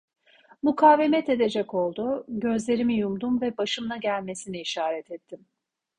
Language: Turkish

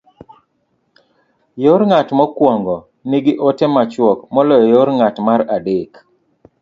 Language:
Luo (Kenya and Tanzania)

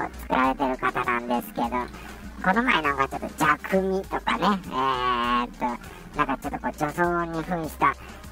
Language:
Japanese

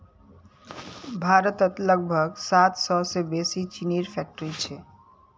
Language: Magahi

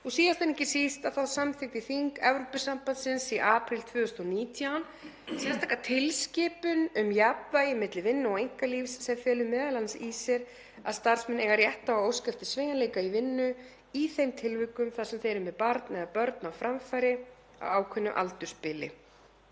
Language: Icelandic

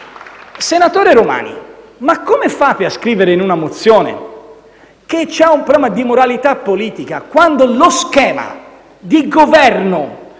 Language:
Italian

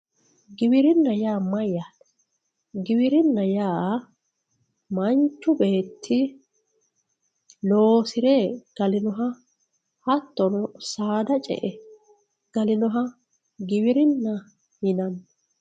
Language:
Sidamo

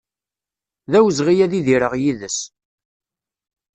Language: Kabyle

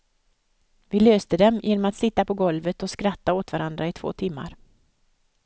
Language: Swedish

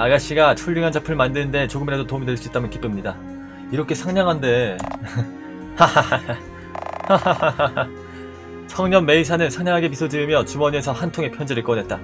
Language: Korean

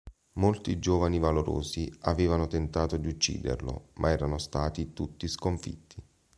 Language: Italian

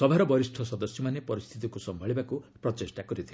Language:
Odia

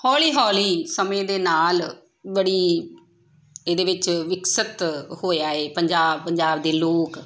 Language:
Punjabi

